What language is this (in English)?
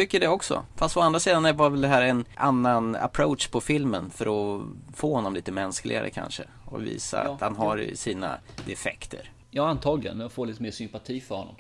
Swedish